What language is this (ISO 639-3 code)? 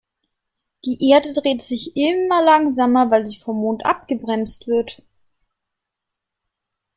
deu